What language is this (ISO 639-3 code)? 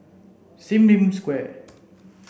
eng